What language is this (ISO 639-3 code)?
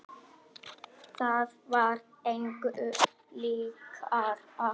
isl